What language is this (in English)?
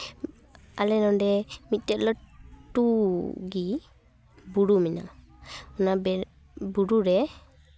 Santali